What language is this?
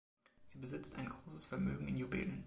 German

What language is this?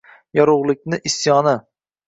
Uzbek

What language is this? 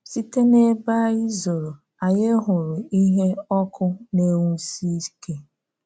Igbo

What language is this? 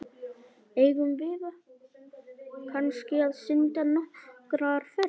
Icelandic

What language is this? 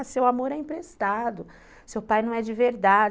Portuguese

